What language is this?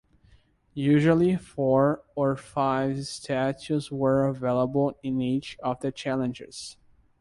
English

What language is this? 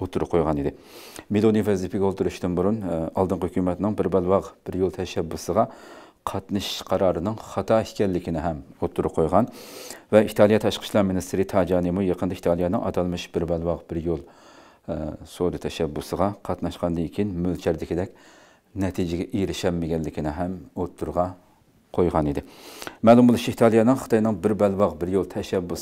Turkish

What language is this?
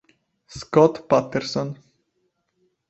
Italian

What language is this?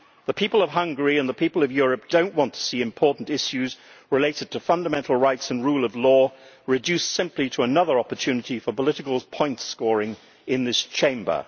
English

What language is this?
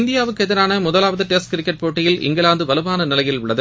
Tamil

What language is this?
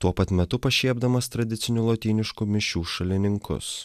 Lithuanian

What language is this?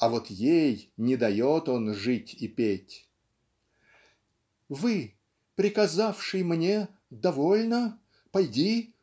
Russian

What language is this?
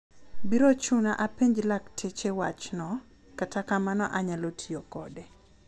Luo (Kenya and Tanzania)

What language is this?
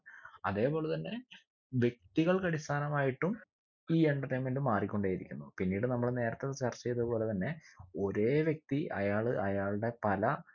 Malayalam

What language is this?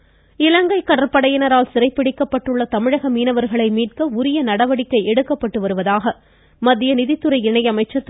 Tamil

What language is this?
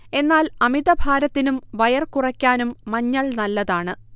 Malayalam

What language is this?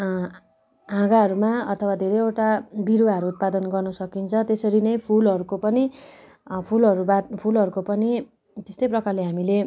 Nepali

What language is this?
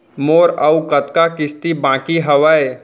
Chhattisgarhi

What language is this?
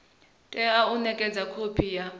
Venda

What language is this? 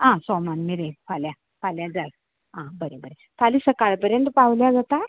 Konkani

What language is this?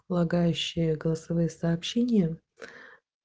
Russian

